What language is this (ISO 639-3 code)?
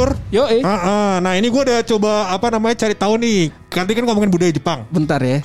ind